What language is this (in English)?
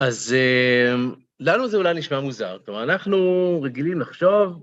Hebrew